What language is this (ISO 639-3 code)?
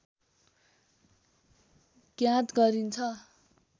nep